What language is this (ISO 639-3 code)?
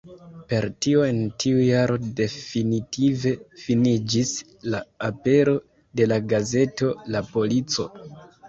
epo